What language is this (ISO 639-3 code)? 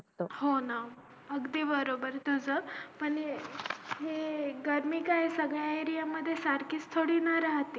mar